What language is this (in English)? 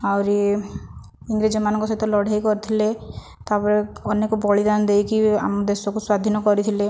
Odia